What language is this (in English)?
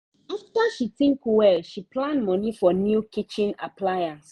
Nigerian Pidgin